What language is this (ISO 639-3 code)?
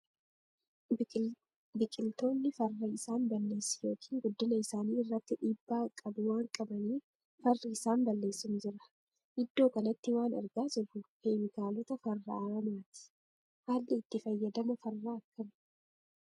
orm